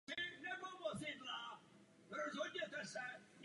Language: Czech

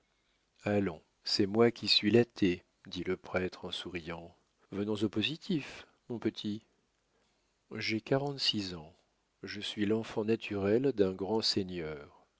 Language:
French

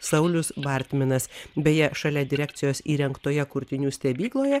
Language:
Lithuanian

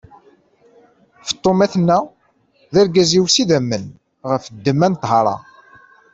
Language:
Kabyle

